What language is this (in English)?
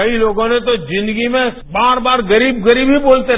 Hindi